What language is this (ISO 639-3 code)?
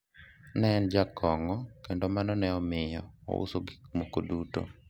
luo